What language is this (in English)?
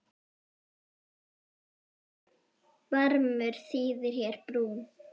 Icelandic